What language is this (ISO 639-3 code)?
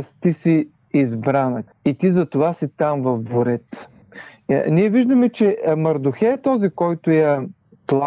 bul